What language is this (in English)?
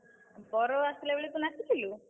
Odia